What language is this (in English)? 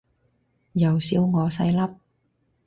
Cantonese